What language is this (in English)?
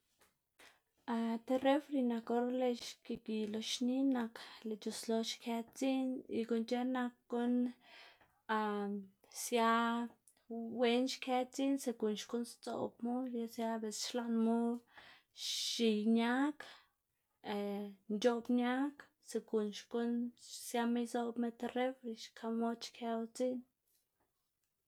Xanaguía Zapotec